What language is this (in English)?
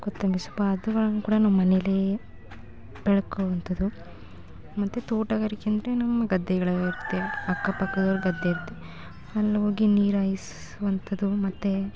Kannada